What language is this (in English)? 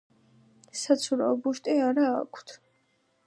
Georgian